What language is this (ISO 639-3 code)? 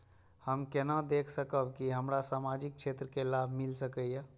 mai